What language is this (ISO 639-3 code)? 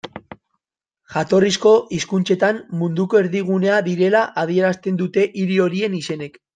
eus